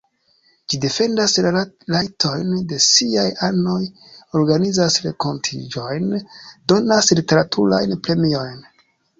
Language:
Esperanto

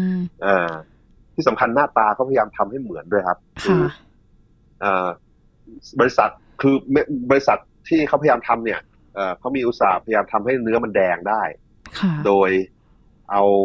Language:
Thai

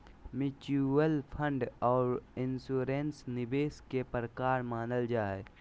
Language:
Magahi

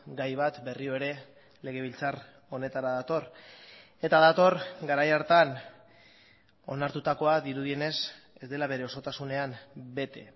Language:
Basque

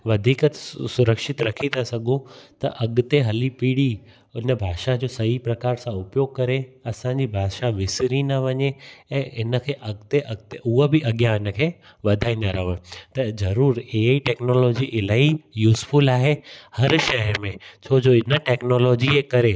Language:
Sindhi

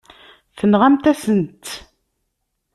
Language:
Kabyle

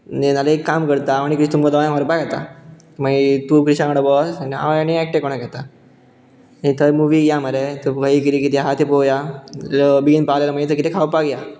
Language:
Konkani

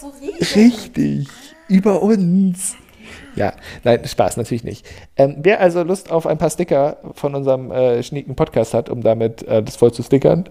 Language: German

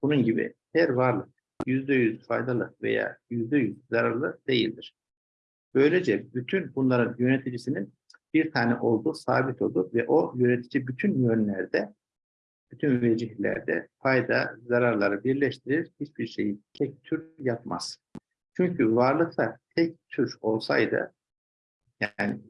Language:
Turkish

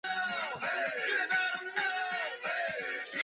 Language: Chinese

